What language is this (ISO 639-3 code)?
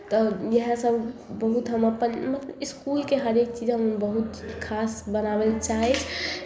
mai